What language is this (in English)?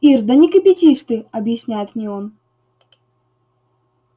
Russian